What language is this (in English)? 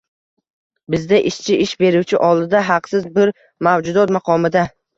Uzbek